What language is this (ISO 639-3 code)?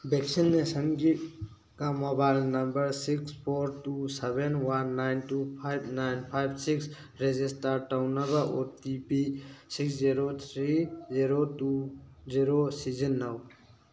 mni